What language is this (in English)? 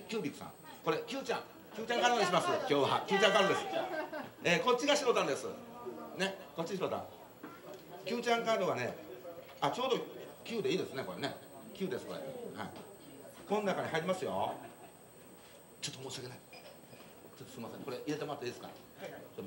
Japanese